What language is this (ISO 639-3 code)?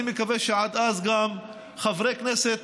heb